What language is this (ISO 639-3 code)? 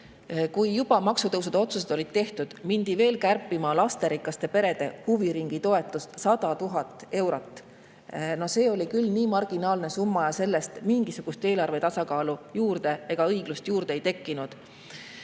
est